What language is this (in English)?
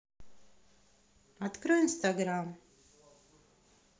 Russian